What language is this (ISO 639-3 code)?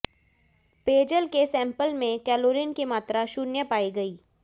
hin